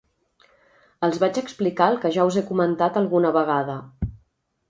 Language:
Catalan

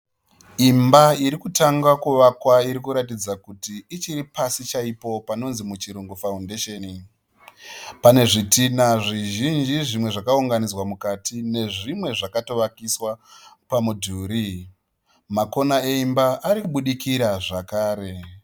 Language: Shona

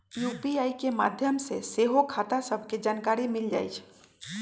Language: Magahi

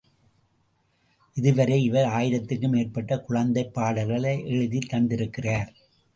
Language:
Tamil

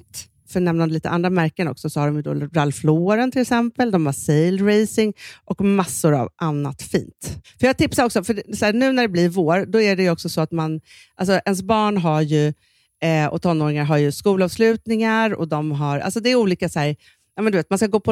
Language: Swedish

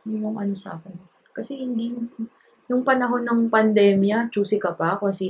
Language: Filipino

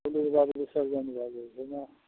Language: Maithili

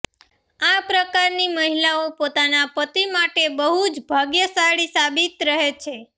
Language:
Gujarati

